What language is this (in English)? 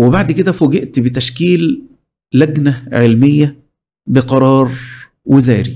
Arabic